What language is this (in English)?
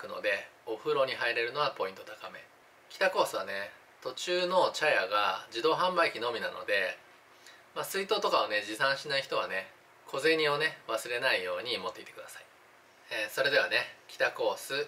Japanese